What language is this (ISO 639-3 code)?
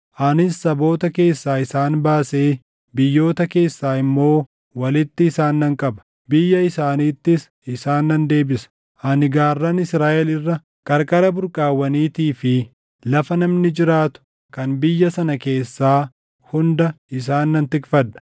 orm